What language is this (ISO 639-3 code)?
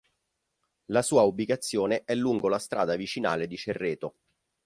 ita